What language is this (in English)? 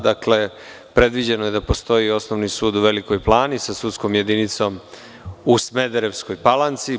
Serbian